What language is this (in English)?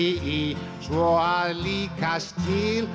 Icelandic